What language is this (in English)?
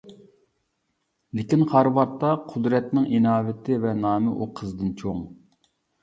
Uyghur